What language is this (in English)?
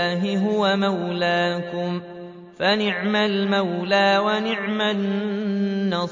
Arabic